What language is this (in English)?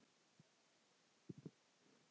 Icelandic